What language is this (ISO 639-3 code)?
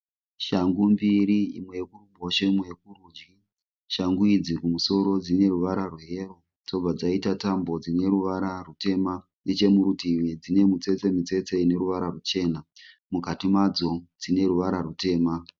sna